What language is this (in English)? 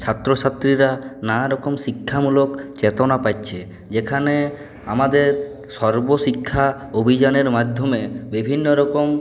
Bangla